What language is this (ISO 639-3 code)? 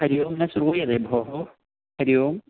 san